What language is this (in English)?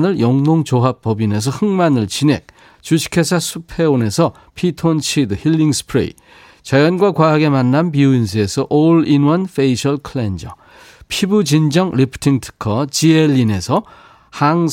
Korean